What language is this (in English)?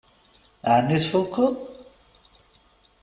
Kabyle